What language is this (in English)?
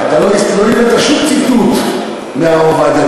Hebrew